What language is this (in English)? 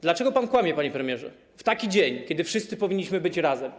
Polish